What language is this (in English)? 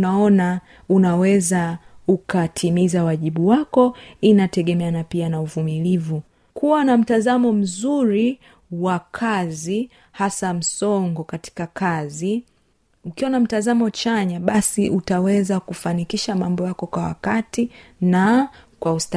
Swahili